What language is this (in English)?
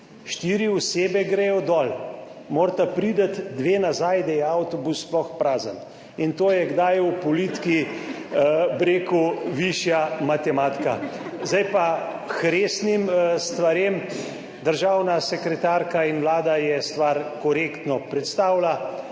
Slovenian